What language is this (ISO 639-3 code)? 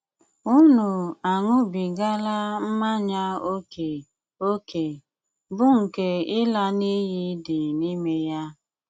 ibo